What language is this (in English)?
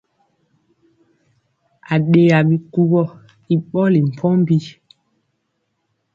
Mpiemo